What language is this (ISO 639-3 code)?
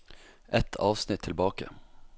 nor